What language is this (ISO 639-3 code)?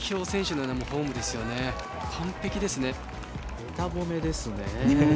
jpn